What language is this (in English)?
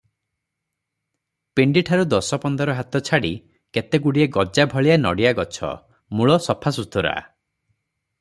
Odia